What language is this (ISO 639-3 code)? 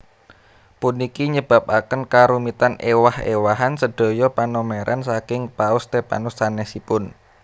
jav